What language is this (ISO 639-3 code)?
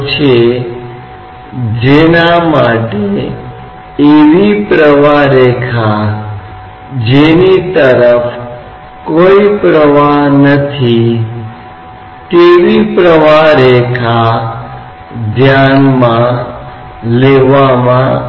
hin